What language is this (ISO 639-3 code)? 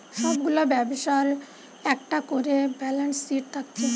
ben